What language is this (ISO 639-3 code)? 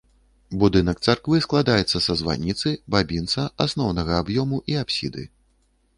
bel